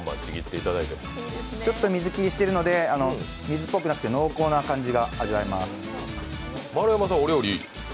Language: Japanese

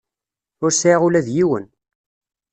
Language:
Kabyle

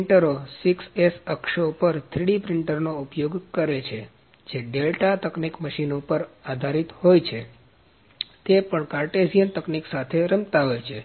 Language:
Gujarati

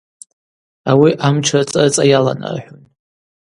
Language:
Abaza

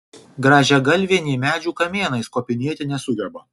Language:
Lithuanian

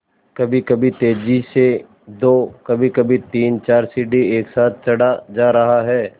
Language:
Hindi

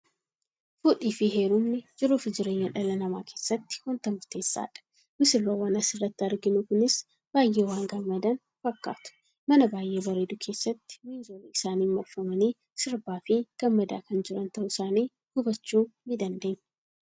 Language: Oromo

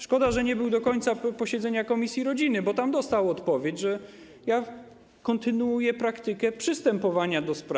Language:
Polish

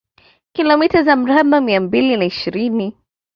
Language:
Swahili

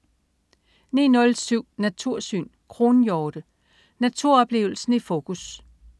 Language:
Danish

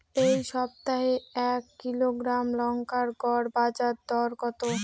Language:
Bangla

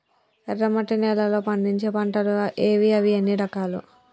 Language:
Telugu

